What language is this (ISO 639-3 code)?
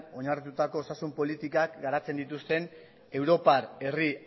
eus